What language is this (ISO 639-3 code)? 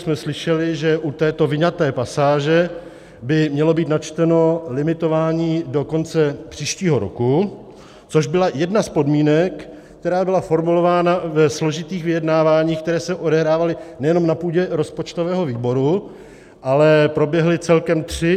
ces